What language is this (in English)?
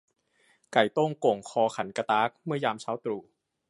Thai